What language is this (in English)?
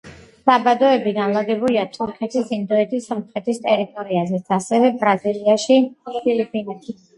Georgian